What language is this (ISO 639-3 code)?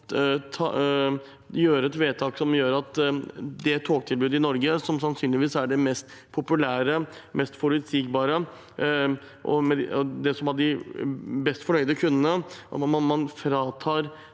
nor